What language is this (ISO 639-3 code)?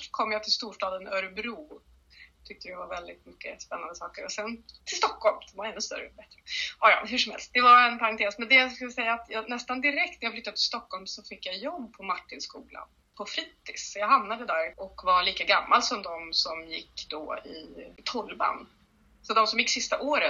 swe